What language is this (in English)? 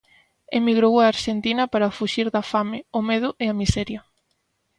Galician